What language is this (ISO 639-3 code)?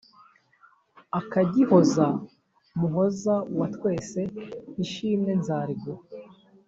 kin